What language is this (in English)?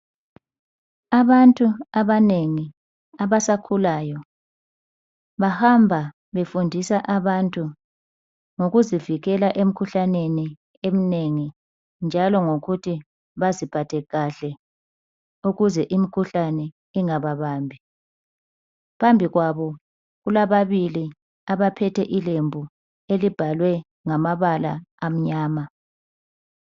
North Ndebele